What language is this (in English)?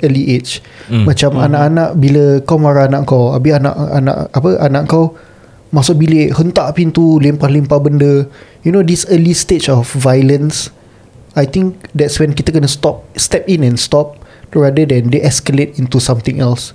Malay